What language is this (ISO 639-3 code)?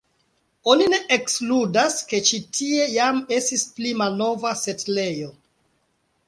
epo